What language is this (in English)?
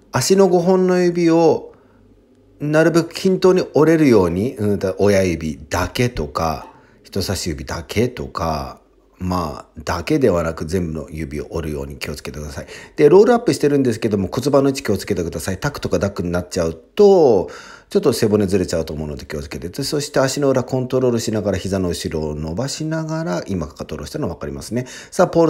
Japanese